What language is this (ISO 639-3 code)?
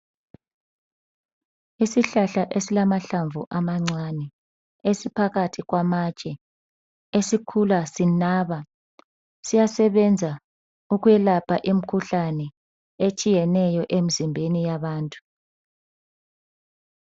nde